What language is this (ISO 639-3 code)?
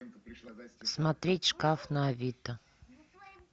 rus